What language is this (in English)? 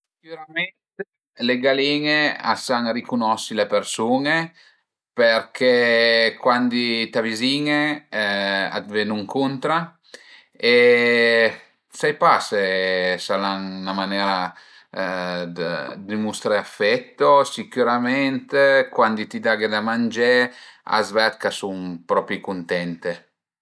Piedmontese